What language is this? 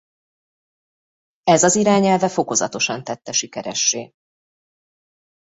Hungarian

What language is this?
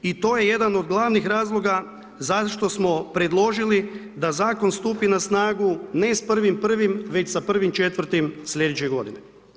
Croatian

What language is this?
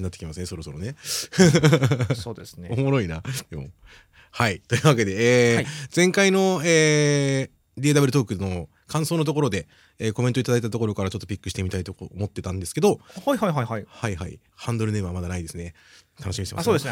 Japanese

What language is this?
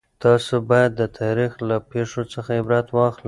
Pashto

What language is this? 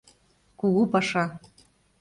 Mari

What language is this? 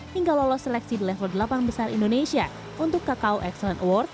Indonesian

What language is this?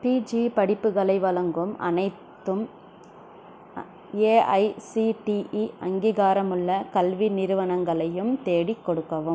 Tamil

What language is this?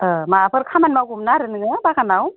Bodo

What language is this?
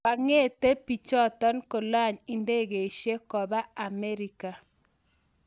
Kalenjin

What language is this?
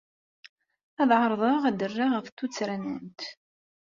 Kabyle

